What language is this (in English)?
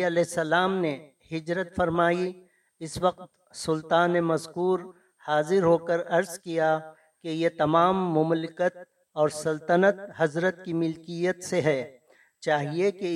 Urdu